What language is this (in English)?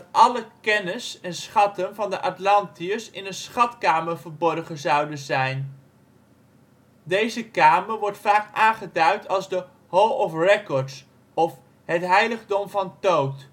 Dutch